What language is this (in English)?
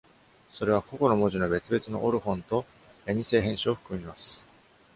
Japanese